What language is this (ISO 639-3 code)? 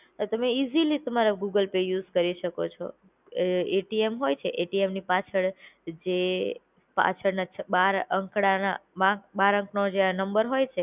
guj